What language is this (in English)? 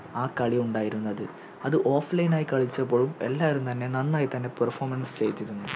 Malayalam